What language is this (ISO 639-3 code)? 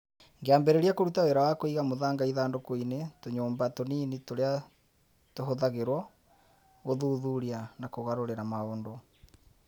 kik